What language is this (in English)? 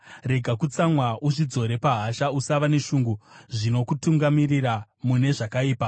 Shona